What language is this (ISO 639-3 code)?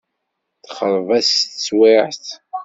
kab